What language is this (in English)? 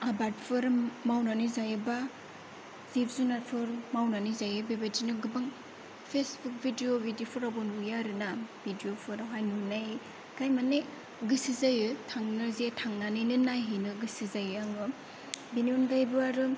Bodo